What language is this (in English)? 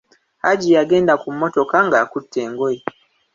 Ganda